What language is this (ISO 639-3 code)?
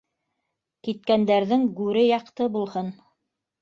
bak